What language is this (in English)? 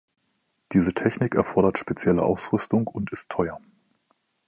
German